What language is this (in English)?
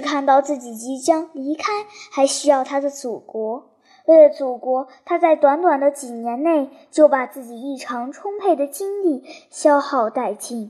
Chinese